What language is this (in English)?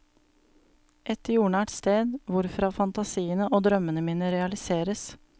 Norwegian